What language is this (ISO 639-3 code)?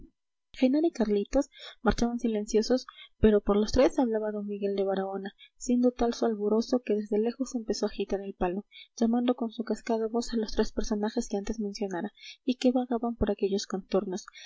spa